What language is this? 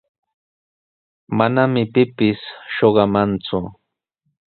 Sihuas Ancash Quechua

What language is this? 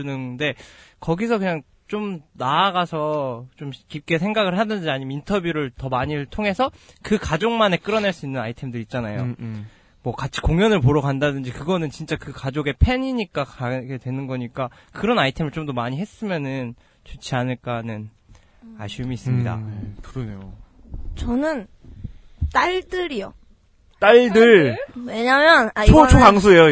Korean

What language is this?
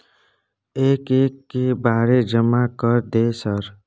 Maithili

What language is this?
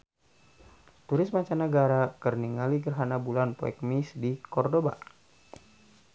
Sundanese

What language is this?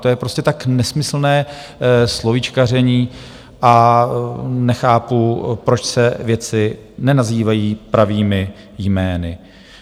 Czech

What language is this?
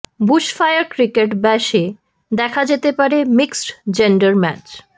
Bangla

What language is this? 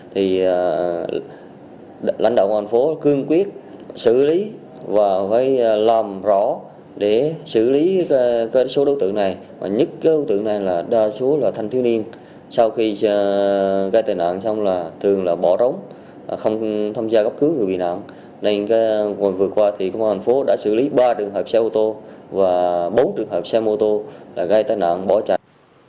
Vietnamese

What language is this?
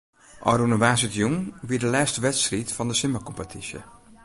Western Frisian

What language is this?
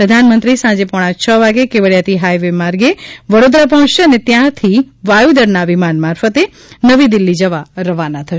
Gujarati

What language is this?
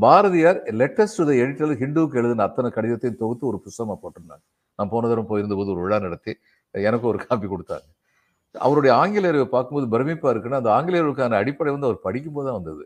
Tamil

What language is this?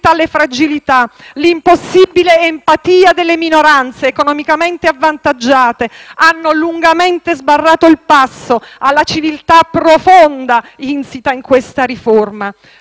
Italian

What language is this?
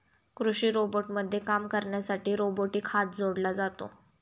Marathi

